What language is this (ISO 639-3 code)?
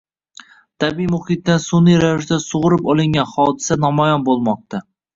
uzb